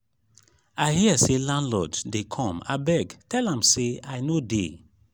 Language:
Nigerian Pidgin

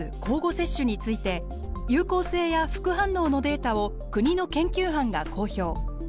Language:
Japanese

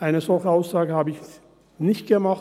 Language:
Swiss German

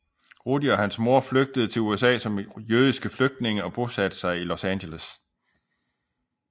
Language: Danish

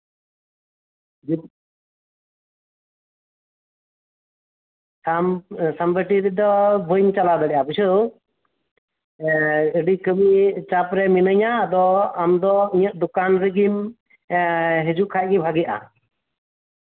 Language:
Santali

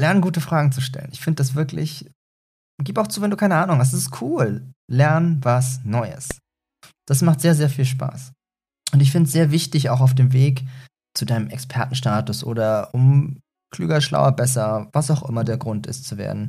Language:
German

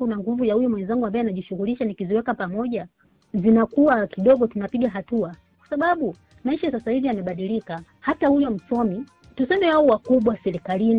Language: Swahili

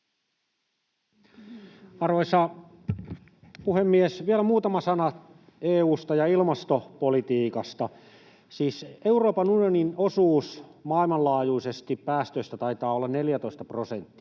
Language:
Finnish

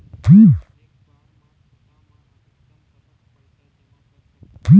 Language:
Chhattisgarhi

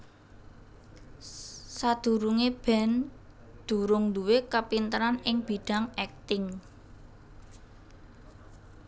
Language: Javanese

